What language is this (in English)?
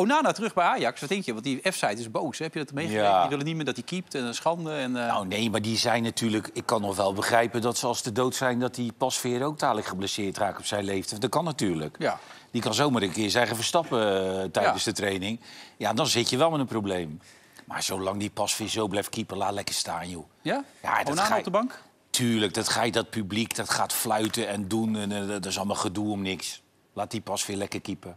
Dutch